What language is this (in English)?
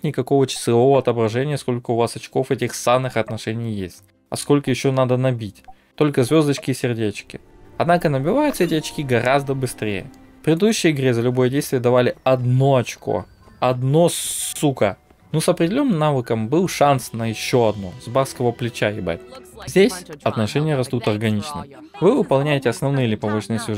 Russian